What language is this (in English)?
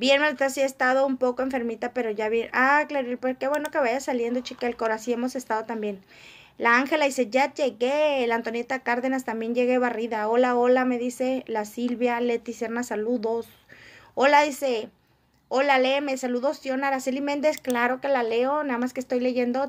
Spanish